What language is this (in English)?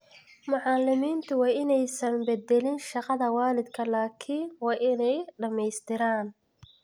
Somali